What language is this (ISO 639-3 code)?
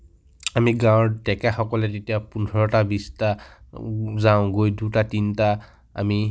asm